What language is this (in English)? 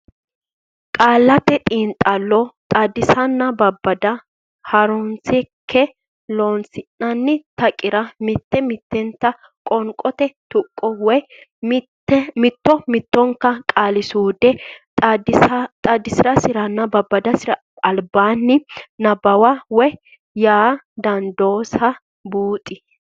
Sidamo